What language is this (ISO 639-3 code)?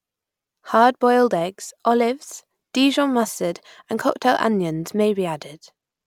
eng